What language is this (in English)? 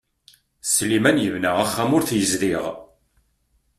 Kabyle